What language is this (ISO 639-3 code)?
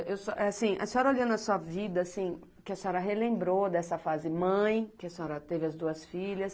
por